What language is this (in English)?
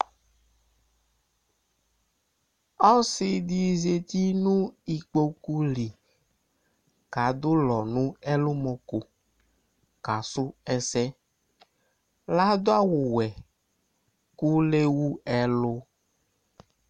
Ikposo